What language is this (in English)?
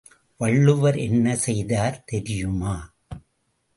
Tamil